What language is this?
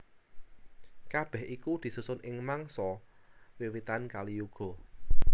Javanese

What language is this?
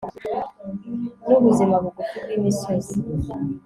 Kinyarwanda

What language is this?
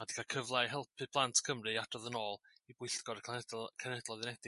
Welsh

